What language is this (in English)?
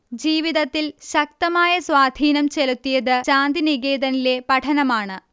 Malayalam